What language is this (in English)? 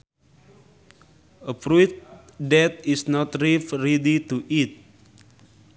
Sundanese